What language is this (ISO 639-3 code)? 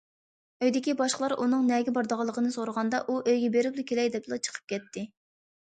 uig